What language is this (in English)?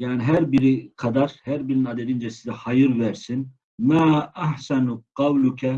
Turkish